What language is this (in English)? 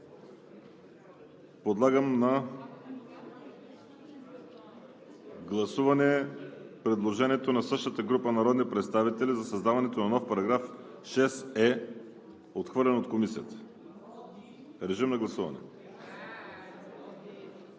Bulgarian